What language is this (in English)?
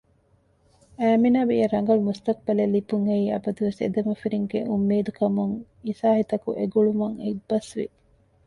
Divehi